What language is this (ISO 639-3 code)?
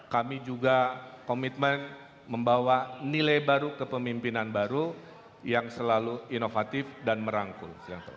ind